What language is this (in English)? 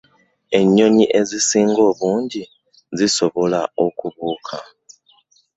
Ganda